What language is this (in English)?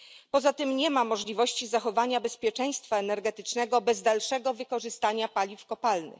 Polish